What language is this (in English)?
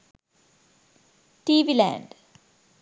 Sinhala